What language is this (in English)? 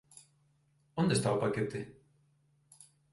Galician